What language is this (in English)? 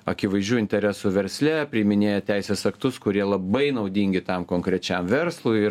Lithuanian